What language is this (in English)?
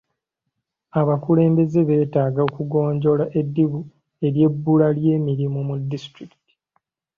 Ganda